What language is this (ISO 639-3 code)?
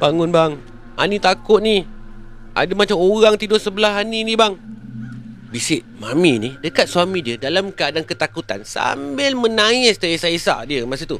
msa